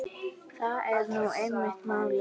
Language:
Icelandic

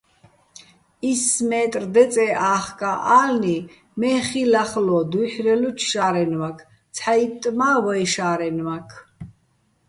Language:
Bats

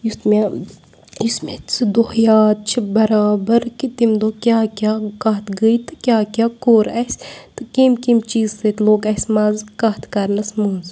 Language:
Kashmiri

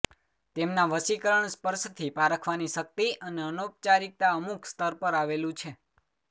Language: Gujarati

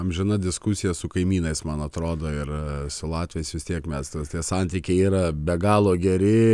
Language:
Lithuanian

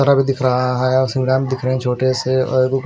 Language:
Hindi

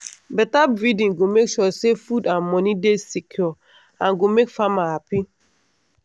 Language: Nigerian Pidgin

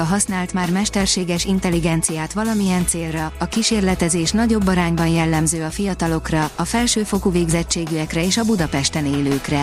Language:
Hungarian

